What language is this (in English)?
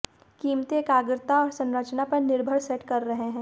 Hindi